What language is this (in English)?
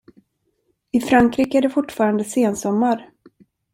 Swedish